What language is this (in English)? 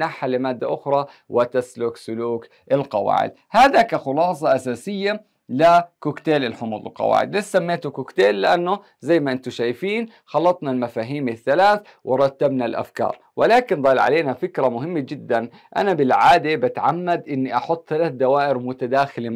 Arabic